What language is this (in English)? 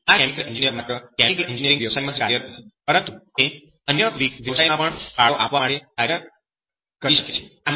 Gujarati